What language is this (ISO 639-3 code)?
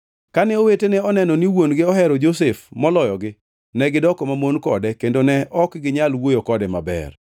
luo